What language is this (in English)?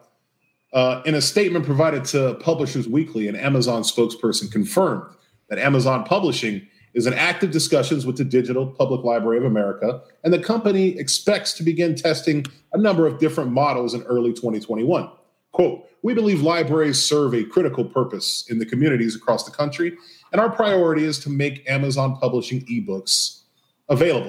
English